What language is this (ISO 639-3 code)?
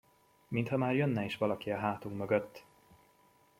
hun